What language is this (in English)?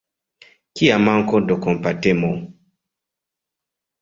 Esperanto